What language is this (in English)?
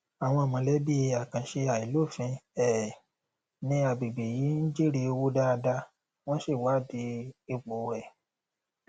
Yoruba